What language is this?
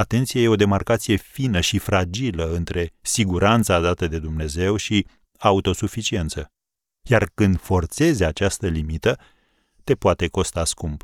Romanian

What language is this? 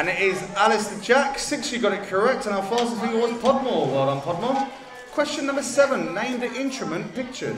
English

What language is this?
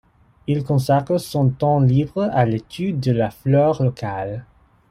French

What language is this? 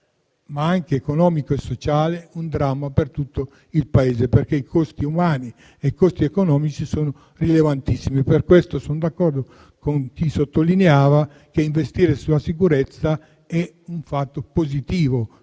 Italian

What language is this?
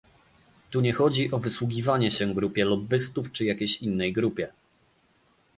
Polish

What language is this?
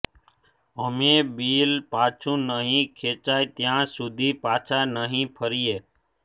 Gujarati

